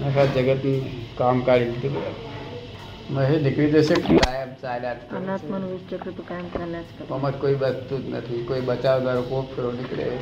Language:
Gujarati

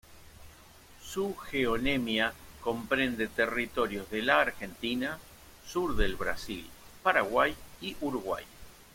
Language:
Spanish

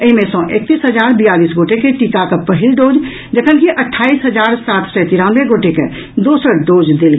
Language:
Maithili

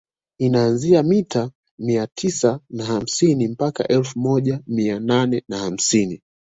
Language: Swahili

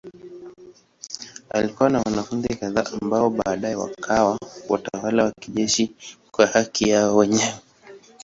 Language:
Swahili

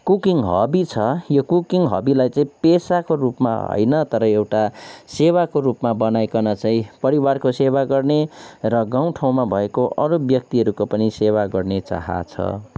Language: Nepali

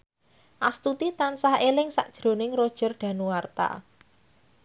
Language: Javanese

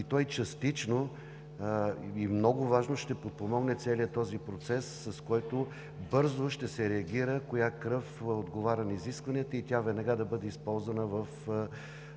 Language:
Bulgarian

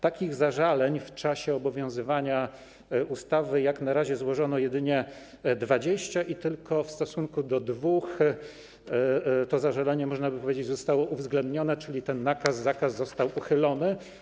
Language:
Polish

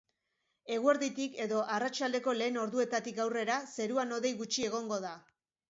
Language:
Basque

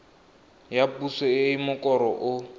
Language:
Tswana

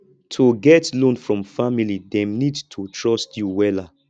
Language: Nigerian Pidgin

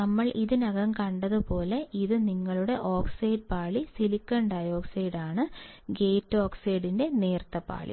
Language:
Malayalam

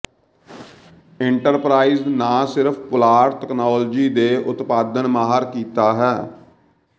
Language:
Punjabi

